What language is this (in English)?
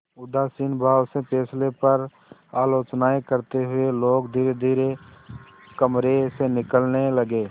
Hindi